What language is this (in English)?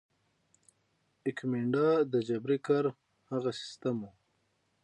Pashto